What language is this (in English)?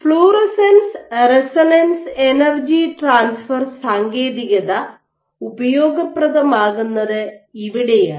Malayalam